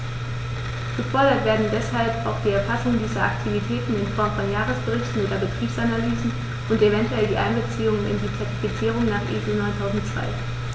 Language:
German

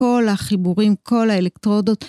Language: Hebrew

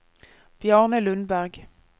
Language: Norwegian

